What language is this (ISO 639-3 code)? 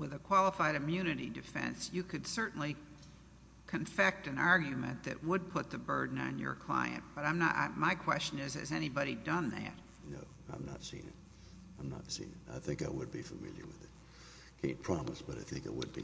eng